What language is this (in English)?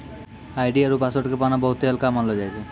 Maithili